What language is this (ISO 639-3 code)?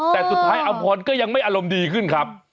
tha